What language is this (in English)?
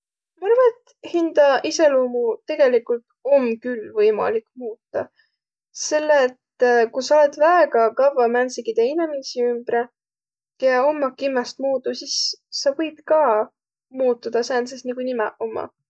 Võro